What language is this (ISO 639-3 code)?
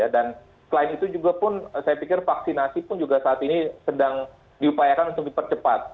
ind